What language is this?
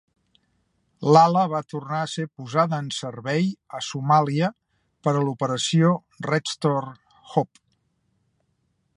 Catalan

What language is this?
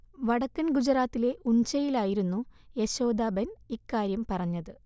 Malayalam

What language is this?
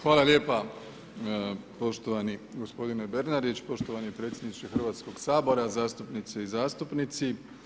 Croatian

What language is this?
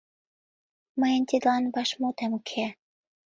Mari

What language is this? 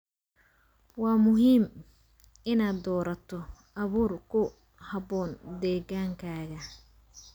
Somali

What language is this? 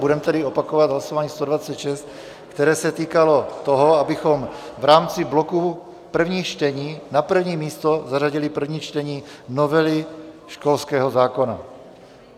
Czech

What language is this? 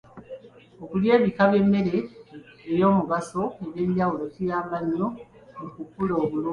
Ganda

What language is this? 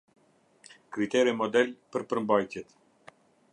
Albanian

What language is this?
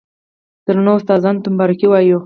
Pashto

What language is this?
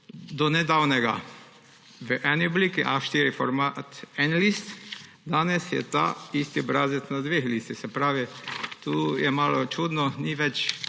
Slovenian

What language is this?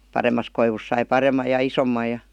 Finnish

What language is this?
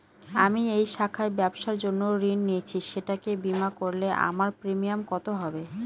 Bangla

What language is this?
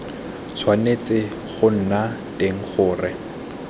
Tswana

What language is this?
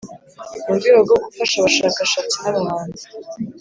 Kinyarwanda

